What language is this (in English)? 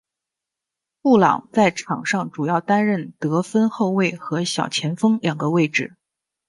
Chinese